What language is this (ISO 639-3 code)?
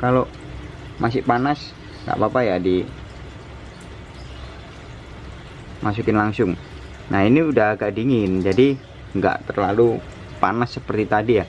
ind